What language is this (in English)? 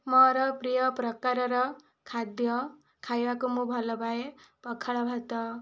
Odia